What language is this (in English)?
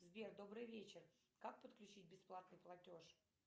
Russian